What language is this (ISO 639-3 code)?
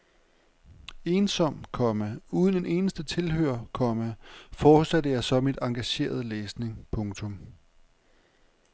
dan